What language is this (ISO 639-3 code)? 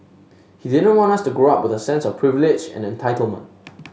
eng